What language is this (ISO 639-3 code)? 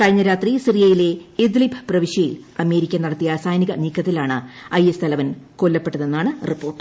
mal